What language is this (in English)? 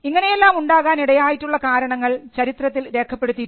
Malayalam